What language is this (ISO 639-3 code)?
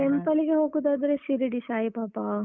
kan